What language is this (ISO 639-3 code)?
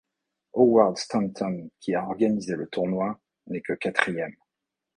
fra